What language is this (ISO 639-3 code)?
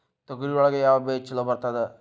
kan